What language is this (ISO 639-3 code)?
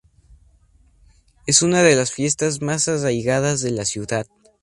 spa